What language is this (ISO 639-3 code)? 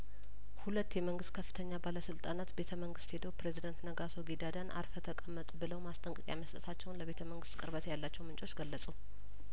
amh